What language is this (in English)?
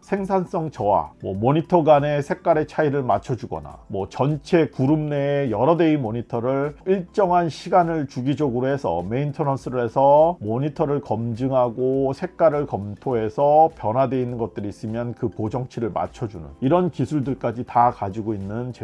Korean